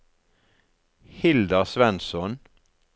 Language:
Norwegian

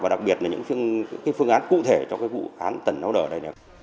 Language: Vietnamese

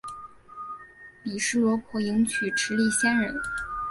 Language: Chinese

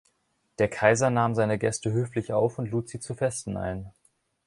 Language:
German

